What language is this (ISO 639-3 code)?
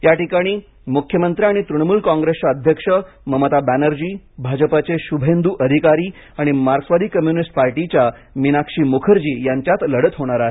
mar